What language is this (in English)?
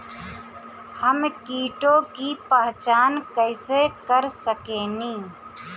Bhojpuri